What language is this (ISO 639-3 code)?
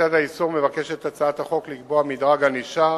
heb